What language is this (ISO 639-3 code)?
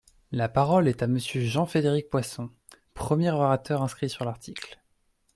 fra